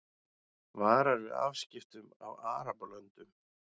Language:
Icelandic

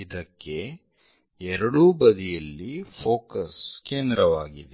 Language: Kannada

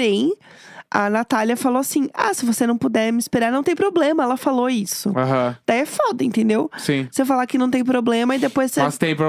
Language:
Portuguese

